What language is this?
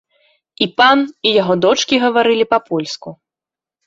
Belarusian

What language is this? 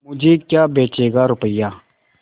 Hindi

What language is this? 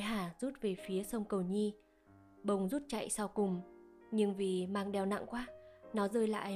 Vietnamese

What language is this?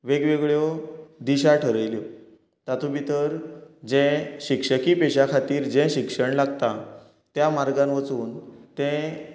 Konkani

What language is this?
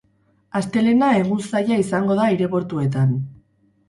Basque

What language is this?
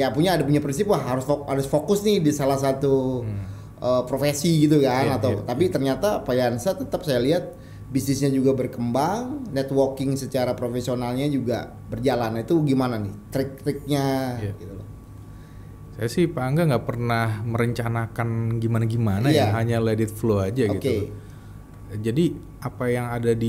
Indonesian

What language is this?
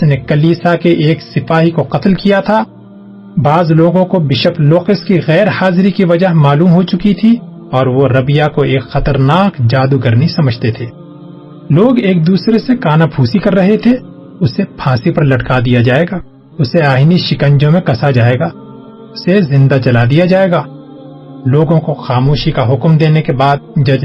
Urdu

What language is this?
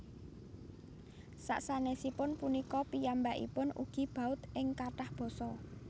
Javanese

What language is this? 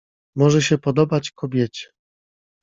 Polish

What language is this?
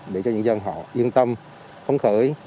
Vietnamese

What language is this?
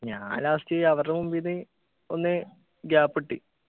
Malayalam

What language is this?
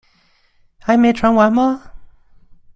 Chinese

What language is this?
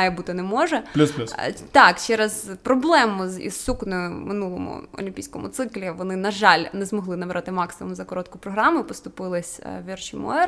Ukrainian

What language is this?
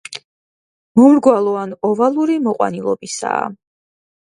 Georgian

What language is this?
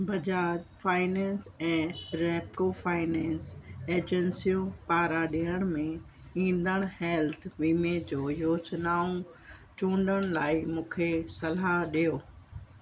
Sindhi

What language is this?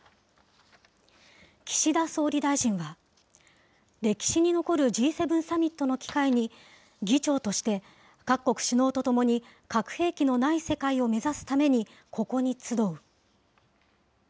Japanese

